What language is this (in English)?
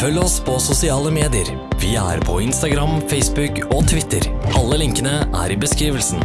Norwegian